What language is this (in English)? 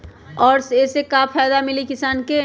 Magahi